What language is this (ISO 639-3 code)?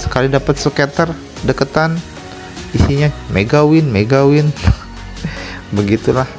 ind